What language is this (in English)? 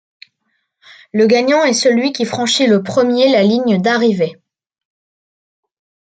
French